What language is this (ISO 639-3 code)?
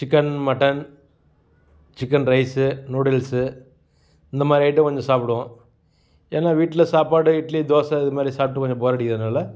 tam